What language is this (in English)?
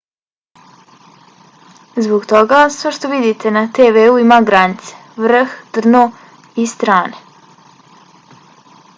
Bosnian